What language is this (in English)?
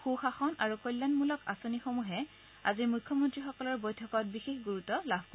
Assamese